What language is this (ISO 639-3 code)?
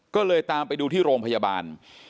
tha